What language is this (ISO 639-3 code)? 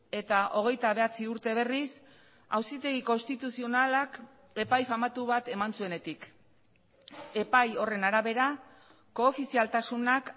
eus